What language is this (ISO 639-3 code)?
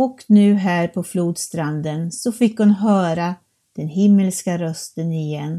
swe